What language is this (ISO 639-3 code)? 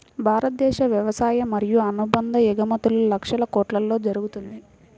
tel